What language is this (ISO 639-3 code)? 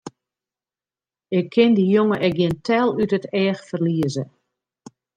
fry